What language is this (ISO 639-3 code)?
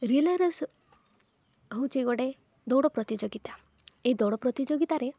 ori